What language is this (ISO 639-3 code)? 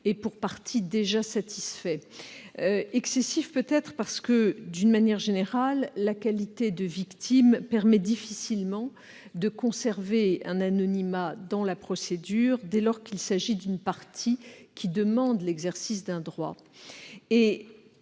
fra